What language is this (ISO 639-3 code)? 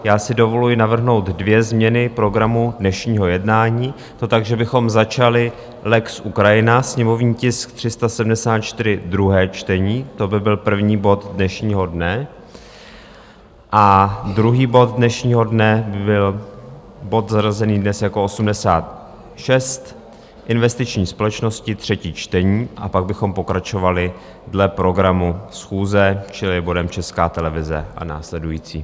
ces